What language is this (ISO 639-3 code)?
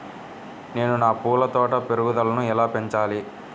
tel